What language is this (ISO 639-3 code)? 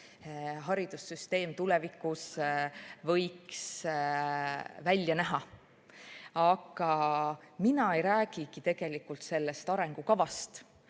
est